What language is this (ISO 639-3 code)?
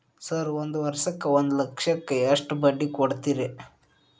kan